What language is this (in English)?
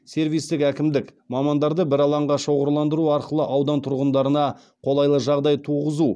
Kazakh